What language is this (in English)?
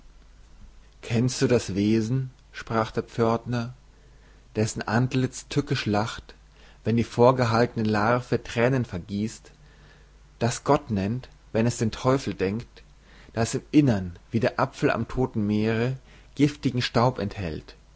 German